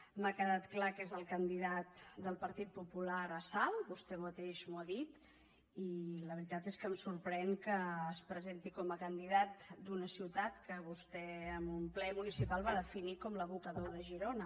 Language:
Catalan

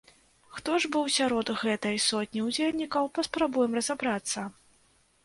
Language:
Belarusian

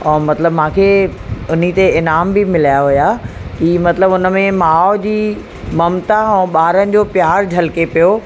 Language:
Sindhi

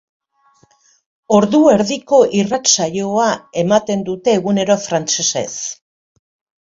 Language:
Basque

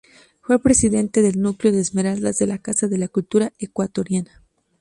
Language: Spanish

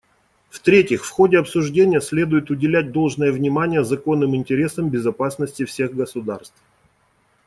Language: Russian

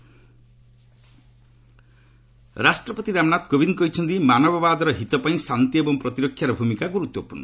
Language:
Odia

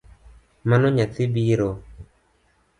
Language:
Luo (Kenya and Tanzania)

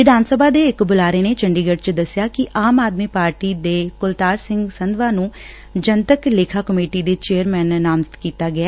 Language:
Punjabi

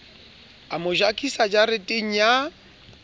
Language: Southern Sotho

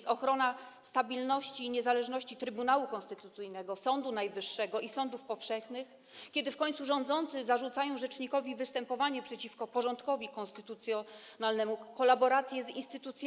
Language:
Polish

